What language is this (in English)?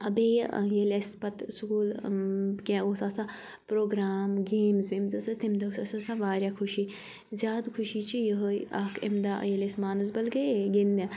Kashmiri